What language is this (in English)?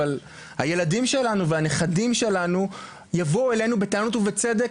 Hebrew